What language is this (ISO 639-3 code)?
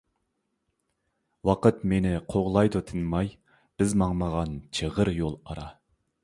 uig